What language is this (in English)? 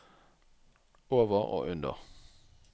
Norwegian